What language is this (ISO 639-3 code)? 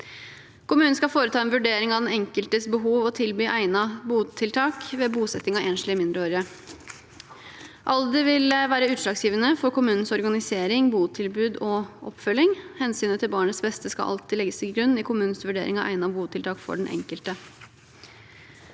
nor